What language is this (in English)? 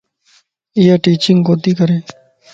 Lasi